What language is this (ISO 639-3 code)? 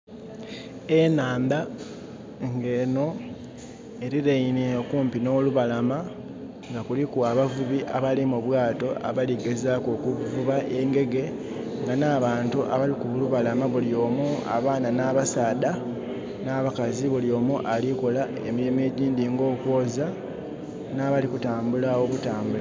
xog